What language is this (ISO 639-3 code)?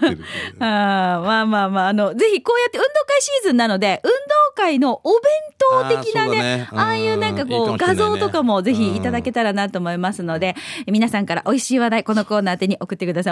jpn